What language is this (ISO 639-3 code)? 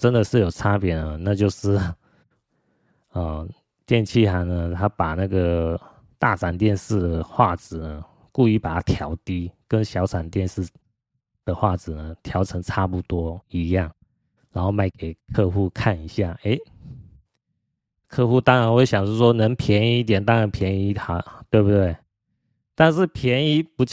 zho